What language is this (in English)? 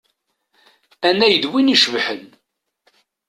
Kabyle